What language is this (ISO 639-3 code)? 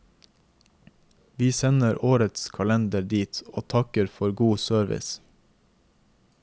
nor